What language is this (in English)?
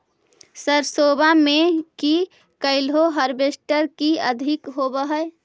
Magahi